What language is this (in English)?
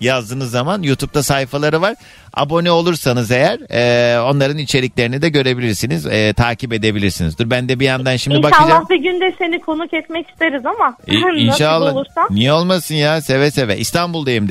Turkish